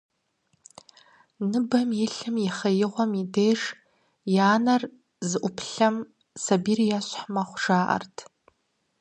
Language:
Kabardian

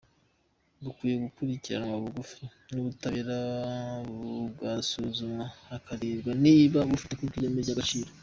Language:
Kinyarwanda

